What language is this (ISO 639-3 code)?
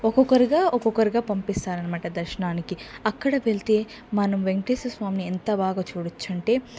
tel